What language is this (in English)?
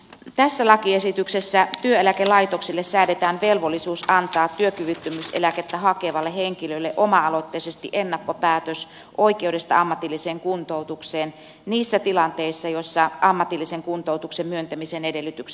Finnish